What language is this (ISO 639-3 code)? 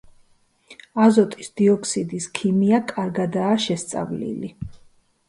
kat